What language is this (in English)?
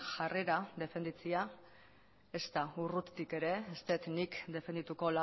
Basque